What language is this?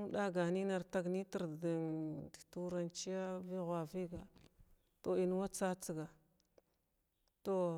Glavda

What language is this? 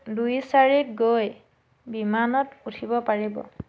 Assamese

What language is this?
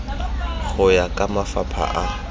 Tswana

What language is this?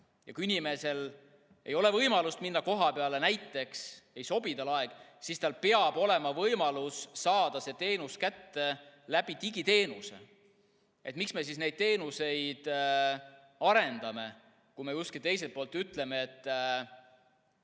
Estonian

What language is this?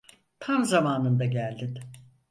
Turkish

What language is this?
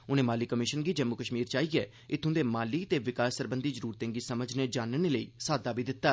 Dogri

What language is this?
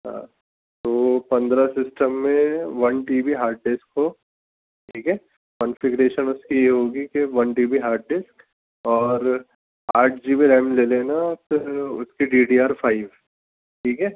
Urdu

